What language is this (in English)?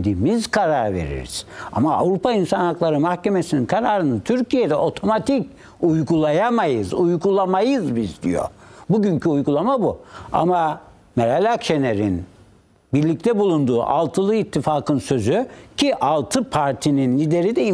Turkish